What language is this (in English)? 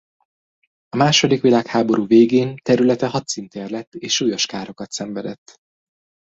Hungarian